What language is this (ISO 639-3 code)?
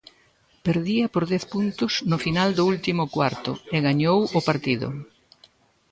glg